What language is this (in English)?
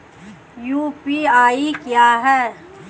Hindi